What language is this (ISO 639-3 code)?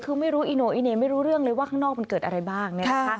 tha